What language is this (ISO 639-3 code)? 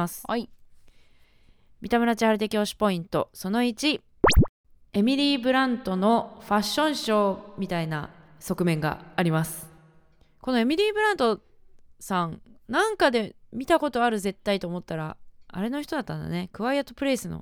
jpn